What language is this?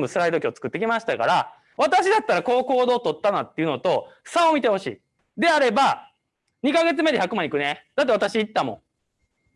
Japanese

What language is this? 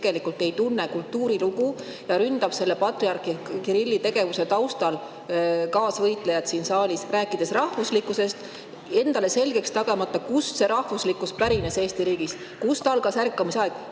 Estonian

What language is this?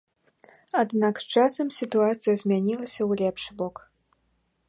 Belarusian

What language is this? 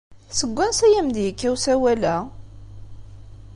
Kabyle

